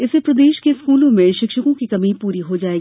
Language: Hindi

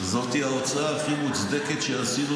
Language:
Hebrew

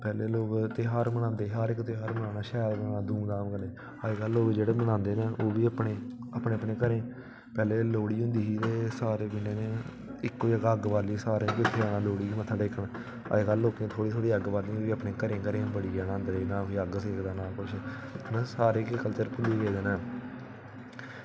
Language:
Dogri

